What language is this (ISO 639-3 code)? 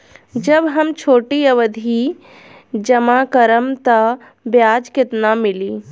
bho